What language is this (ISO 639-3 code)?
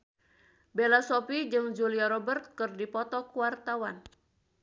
sun